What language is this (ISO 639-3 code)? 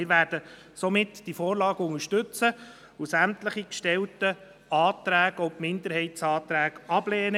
gsw